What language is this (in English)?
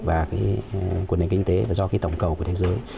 Vietnamese